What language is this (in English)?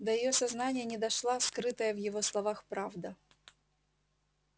Russian